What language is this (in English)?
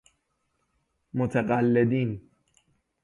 Persian